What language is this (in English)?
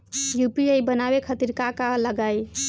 Bhojpuri